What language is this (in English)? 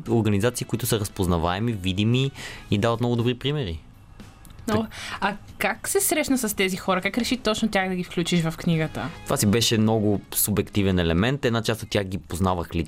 Bulgarian